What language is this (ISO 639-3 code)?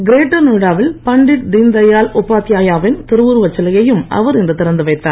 tam